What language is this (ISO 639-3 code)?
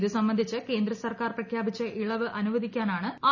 mal